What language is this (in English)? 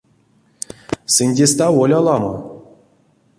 Erzya